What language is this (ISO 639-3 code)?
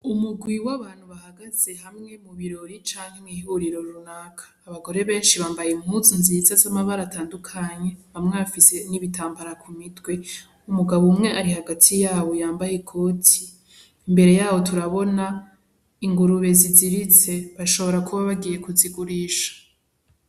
run